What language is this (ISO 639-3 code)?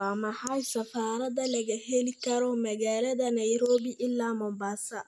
som